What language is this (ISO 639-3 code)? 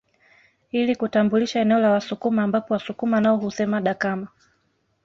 swa